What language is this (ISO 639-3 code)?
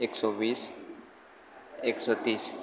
guj